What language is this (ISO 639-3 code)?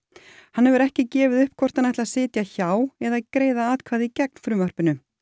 isl